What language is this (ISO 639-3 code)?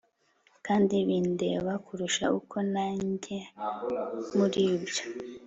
kin